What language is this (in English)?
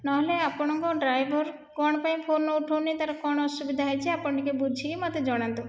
Odia